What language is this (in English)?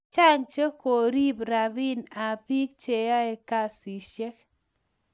Kalenjin